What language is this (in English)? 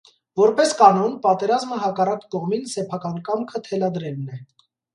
Armenian